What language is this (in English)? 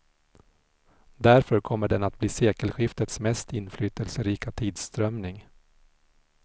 Swedish